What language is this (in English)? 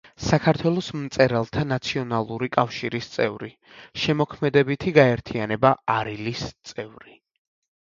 Georgian